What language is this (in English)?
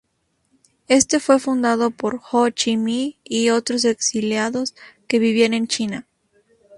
Spanish